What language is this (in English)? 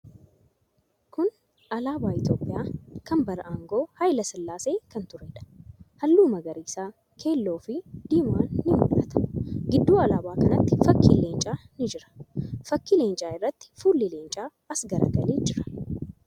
Oromo